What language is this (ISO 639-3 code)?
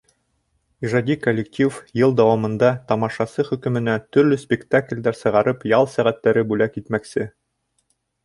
bak